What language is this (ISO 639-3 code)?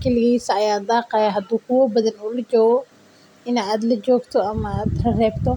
som